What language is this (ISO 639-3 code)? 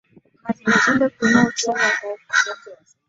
swa